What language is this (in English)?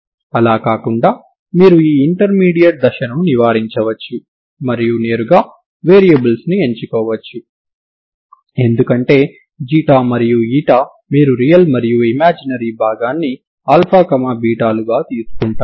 Telugu